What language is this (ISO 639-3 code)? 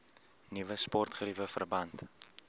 afr